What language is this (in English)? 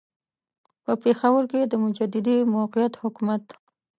Pashto